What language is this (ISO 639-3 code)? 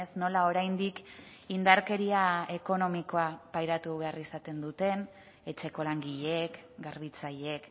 eus